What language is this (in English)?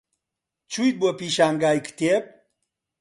Central Kurdish